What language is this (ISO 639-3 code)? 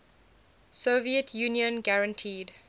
eng